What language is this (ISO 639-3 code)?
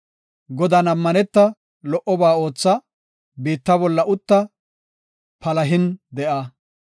gof